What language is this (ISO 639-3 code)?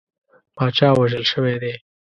pus